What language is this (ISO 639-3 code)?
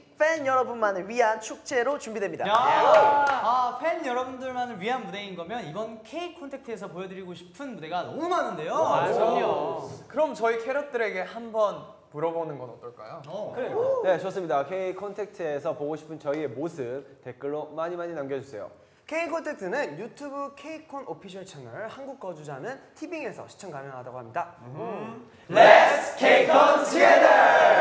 kor